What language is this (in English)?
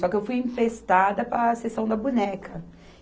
Portuguese